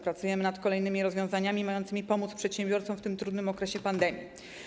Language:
Polish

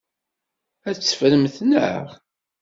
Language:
Kabyle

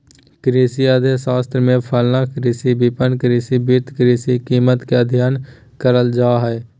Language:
Magahi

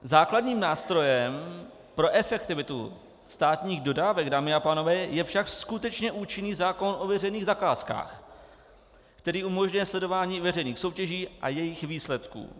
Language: Czech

